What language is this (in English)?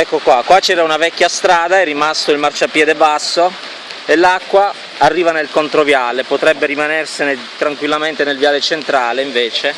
Italian